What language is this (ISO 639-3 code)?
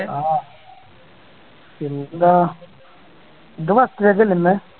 mal